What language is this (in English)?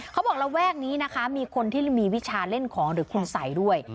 Thai